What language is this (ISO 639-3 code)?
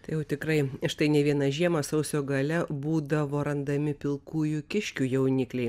lit